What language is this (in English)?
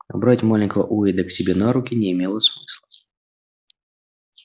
Russian